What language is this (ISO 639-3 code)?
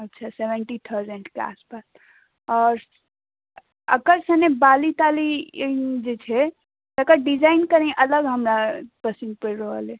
mai